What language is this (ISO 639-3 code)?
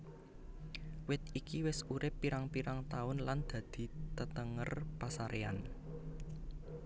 jav